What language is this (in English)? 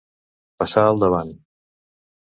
Catalan